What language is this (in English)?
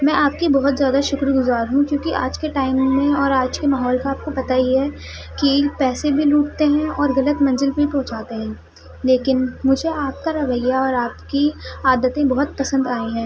Urdu